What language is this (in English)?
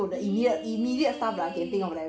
English